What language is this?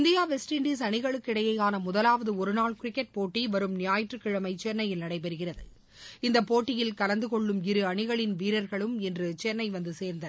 Tamil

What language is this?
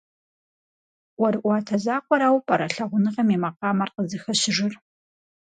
Kabardian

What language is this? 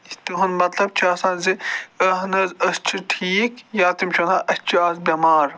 Kashmiri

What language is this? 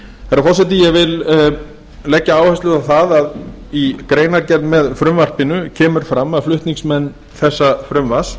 Icelandic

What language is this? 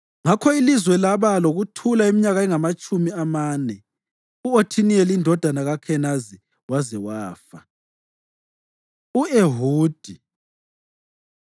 North Ndebele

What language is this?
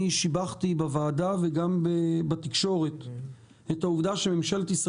Hebrew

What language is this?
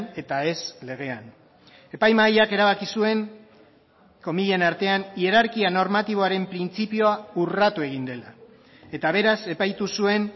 Basque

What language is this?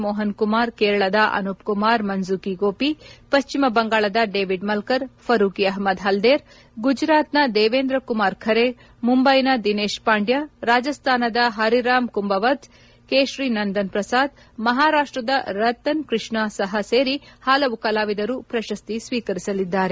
Kannada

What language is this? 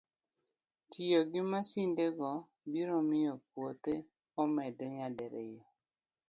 Luo (Kenya and Tanzania)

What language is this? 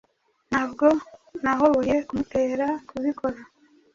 Kinyarwanda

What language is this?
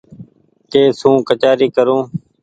Goaria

